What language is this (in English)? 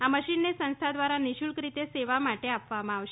Gujarati